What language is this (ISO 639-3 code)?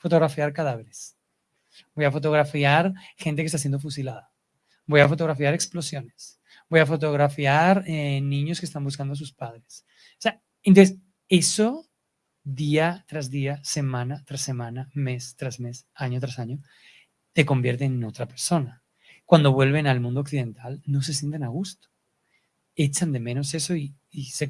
spa